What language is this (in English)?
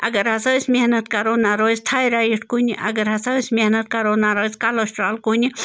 Kashmiri